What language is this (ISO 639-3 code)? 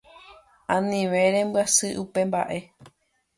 grn